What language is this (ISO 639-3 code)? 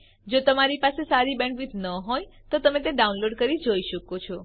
guj